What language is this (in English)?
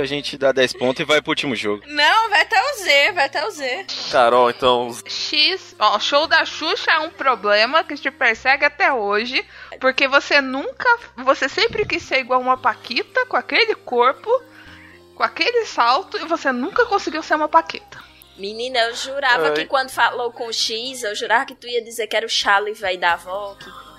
Portuguese